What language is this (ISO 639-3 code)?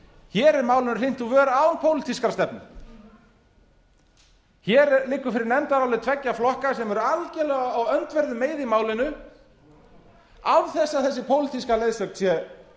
isl